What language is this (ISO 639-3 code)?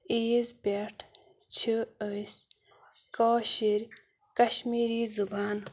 kas